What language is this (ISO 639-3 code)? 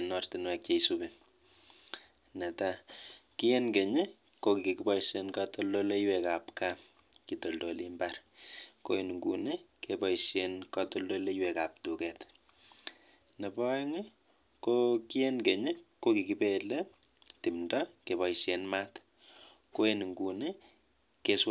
kln